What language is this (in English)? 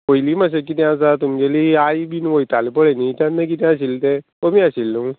Konkani